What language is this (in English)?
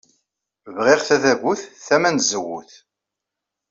Kabyle